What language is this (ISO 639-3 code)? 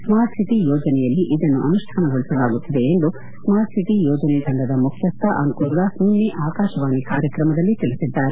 kan